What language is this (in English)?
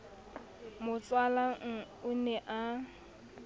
Southern Sotho